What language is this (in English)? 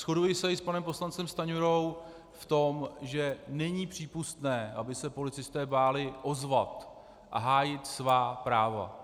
Czech